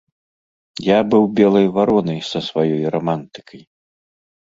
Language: Belarusian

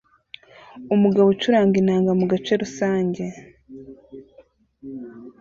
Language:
Kinyarwanda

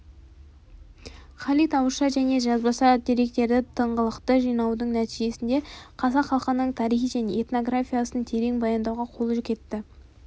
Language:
Kazakh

